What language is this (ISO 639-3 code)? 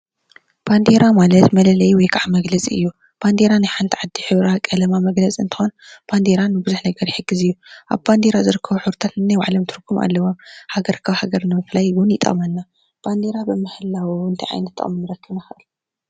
tir